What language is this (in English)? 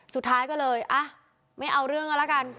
Thai